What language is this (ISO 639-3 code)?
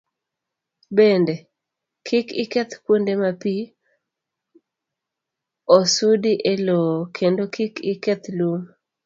luo